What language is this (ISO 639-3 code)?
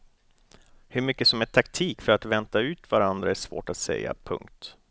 swe